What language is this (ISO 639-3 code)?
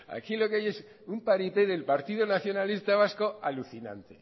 spa